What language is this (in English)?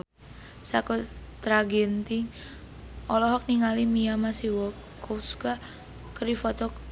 Sundanese